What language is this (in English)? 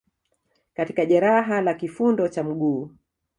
Swahili